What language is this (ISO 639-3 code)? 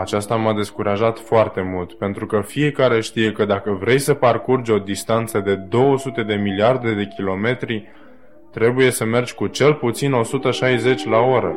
ron